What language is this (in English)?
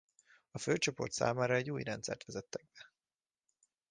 Hungarian